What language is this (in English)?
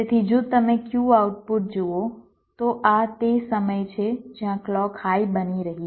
Gujarati